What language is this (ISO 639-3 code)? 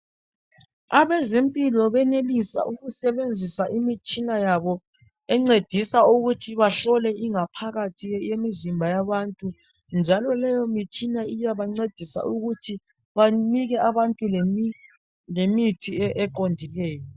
nde